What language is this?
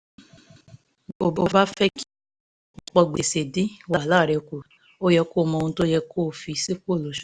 Yoruba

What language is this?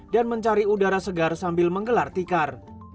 Indonesian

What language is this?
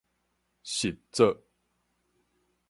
Min Nan Chinese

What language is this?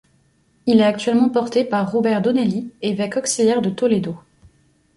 French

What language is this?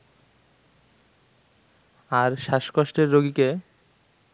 Bangla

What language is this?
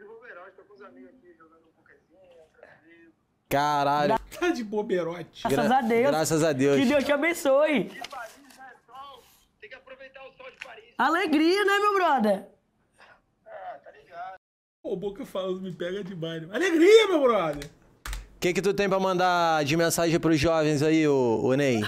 Portuguese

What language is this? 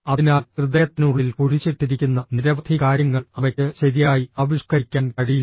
Malayalam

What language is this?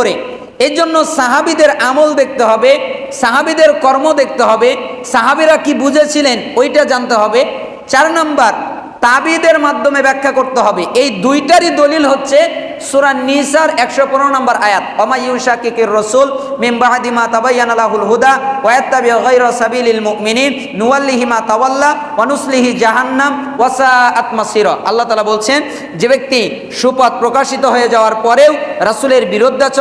Indonesian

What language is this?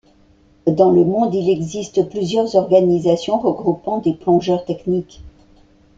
French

